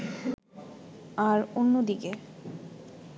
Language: Bangla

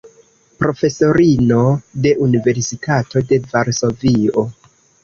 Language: Esperanto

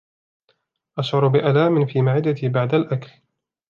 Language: Arabic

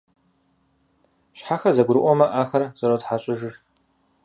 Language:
Kabardian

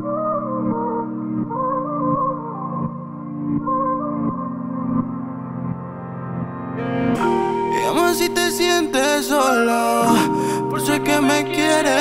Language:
Arabic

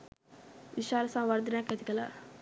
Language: Sinhala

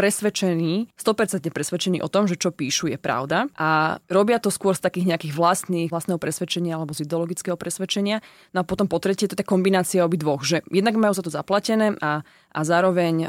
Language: Slovak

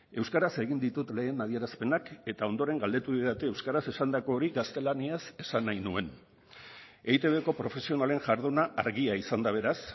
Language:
Basque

